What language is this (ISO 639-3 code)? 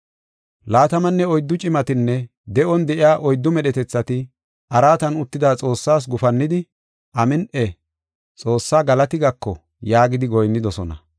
gof